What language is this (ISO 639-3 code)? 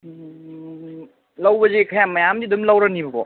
mni